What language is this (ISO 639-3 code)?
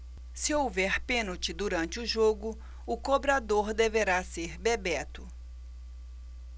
por